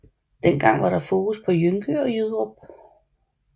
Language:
Danish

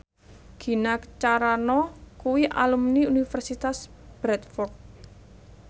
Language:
Javanese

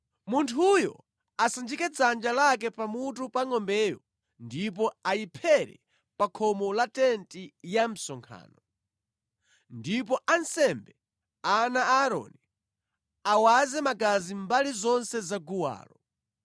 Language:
Nyanja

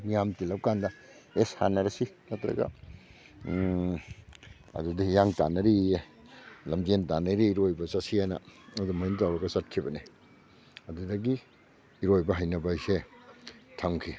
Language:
Manipuri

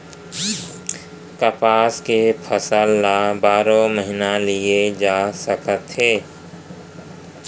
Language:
Chhattisgarhi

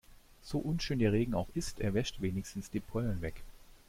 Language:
German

